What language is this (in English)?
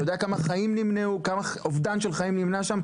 Hebrew